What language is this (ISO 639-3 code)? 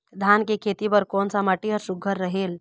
hne